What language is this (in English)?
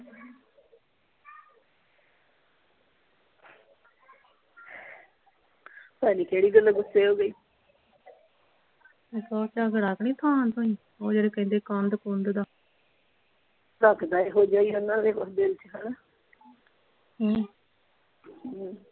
Punjabi